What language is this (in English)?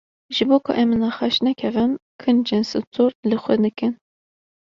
Kurdish